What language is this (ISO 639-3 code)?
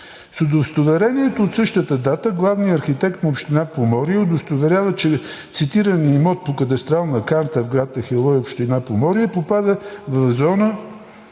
bul